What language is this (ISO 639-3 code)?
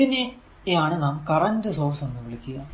mal